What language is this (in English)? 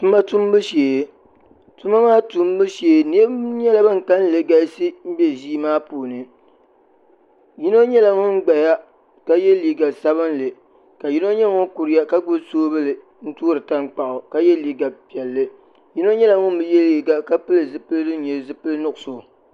Dagbani